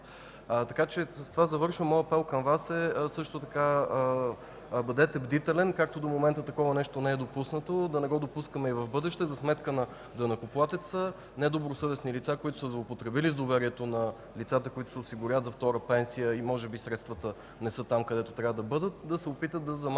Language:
Bulgarian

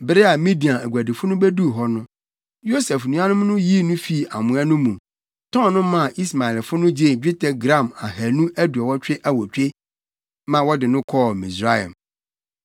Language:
Akan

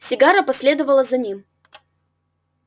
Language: Russian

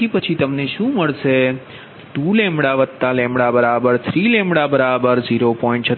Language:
Gujarati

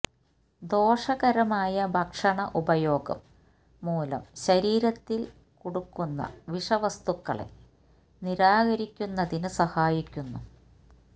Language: Malayalam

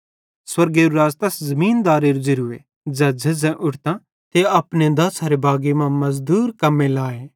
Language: Bhadrawahi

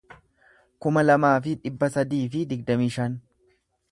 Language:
Oromo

